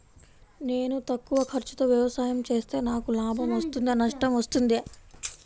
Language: Telugu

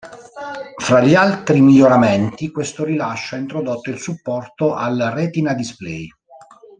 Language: Italian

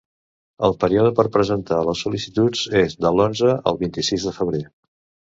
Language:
Catalan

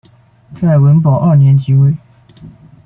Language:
Chinese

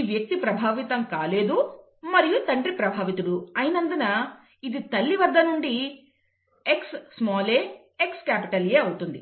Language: Telugu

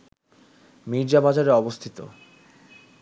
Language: Bangla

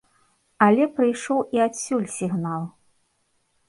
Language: Belarusian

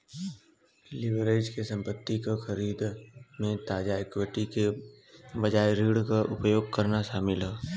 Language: Bhojpuri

